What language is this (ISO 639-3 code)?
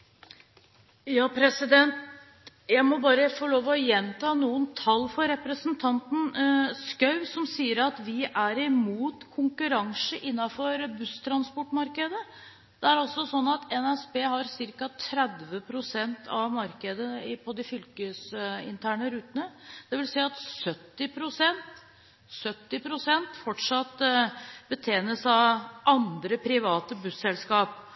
nob